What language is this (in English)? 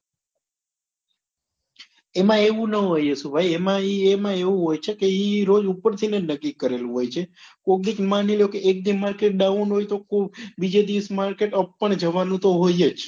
Gujarati